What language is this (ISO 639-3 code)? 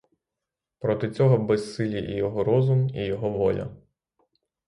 ukr